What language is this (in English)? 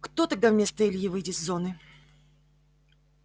Russian